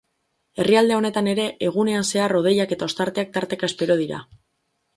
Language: Basque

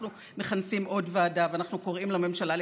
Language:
Hebrew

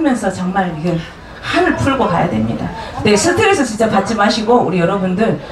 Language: Korean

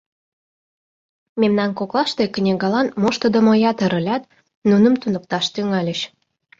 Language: Mari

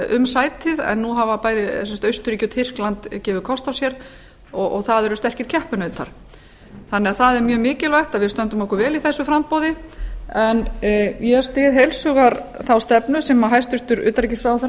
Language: Icelandic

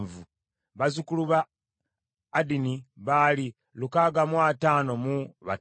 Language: Ganda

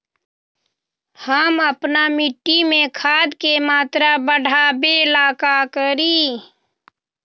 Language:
Magahi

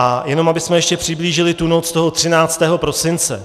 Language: Czech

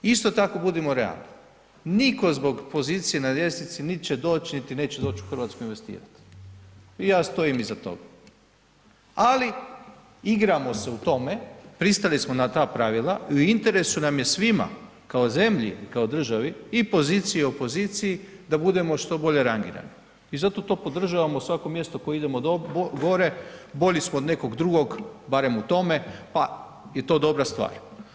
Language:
Croatian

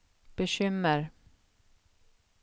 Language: Swedish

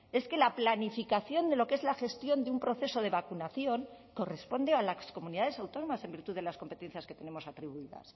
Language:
Spanish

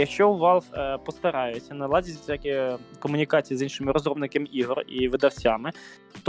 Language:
Ukrainian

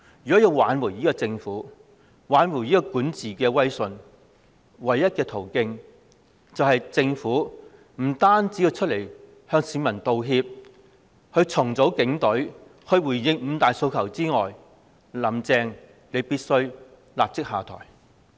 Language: Cantonese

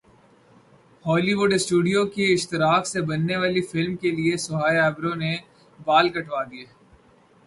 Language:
Urdu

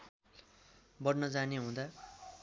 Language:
Nepali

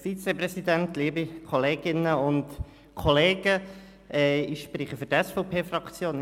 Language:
Swiss German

